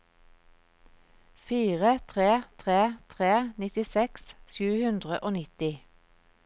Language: Norwegian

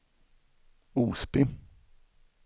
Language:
Swedish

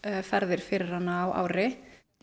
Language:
Icelandic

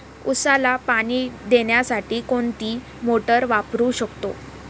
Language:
Marathi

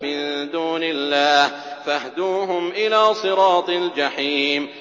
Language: Arabic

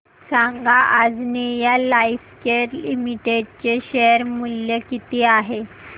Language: Marathi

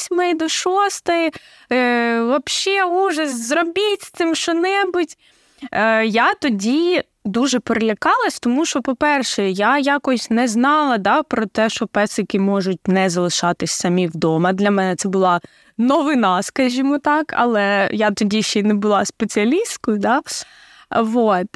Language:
Ukrainian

